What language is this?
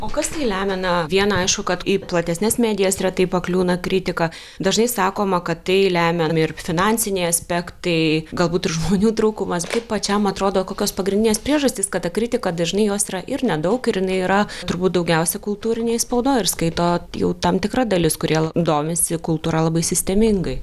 Lithuanian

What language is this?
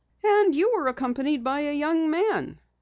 English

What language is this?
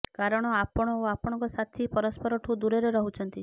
Odia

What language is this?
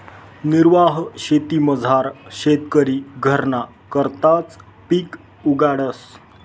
Marathi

